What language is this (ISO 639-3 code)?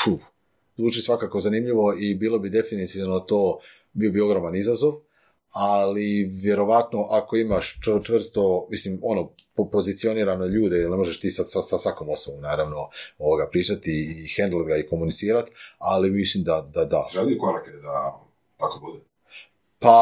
hrv